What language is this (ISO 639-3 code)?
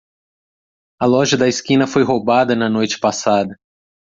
por